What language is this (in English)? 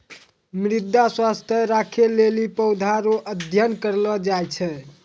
Maithili